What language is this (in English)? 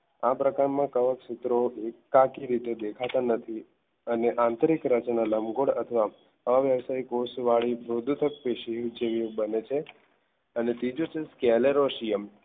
Gujarati